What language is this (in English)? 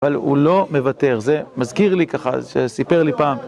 Hebrew